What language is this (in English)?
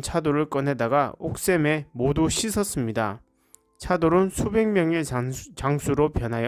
Korean